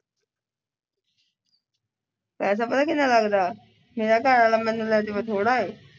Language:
Punjabi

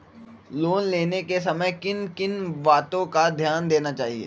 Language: Magahi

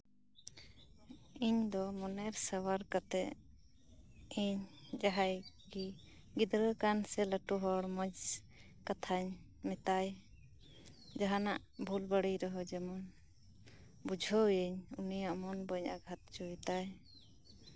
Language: Santali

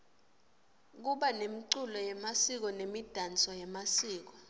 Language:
Swati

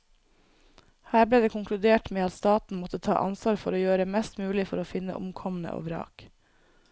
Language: Norwegian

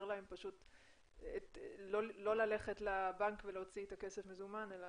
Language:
Hebrew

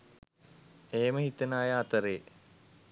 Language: Sinhala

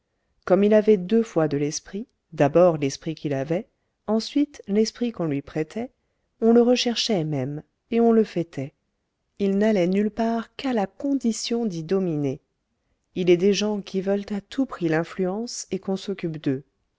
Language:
French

